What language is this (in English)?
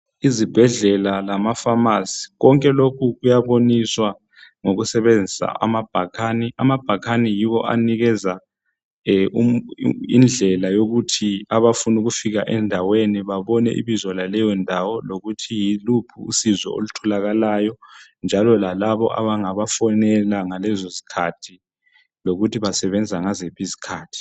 North Ndebele